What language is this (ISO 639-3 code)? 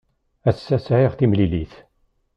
kab